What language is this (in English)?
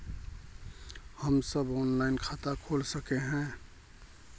Magahi